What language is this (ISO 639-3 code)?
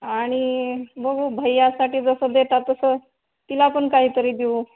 mar